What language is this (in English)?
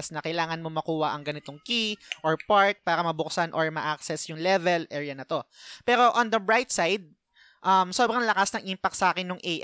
Filipino